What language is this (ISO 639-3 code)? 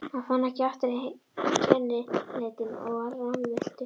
isl